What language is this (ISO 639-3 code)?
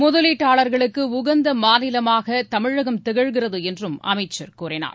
tam